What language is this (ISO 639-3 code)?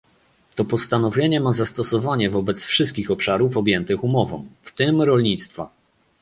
pol